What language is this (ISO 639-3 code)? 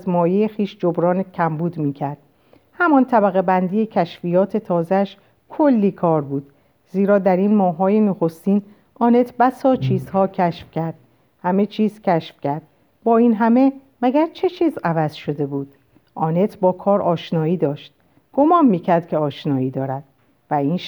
fas